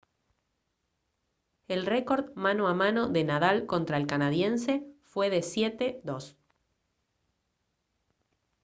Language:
Spanish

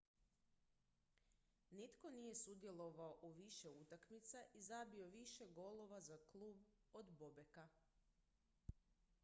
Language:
Croatian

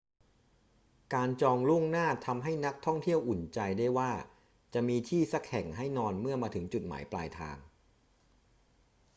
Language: Thai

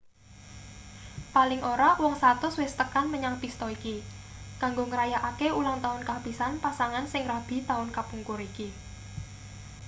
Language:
Javanese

